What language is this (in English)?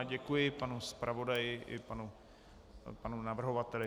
Czech